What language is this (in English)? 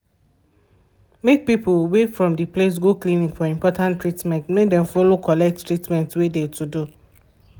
Nigerian Pidgin